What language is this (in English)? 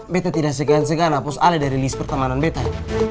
Indonesian